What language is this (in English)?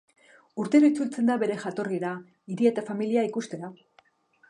Basque